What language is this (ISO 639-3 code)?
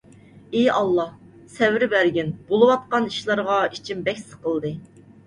uig